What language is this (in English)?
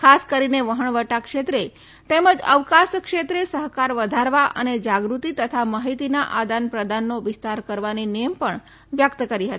Gujarati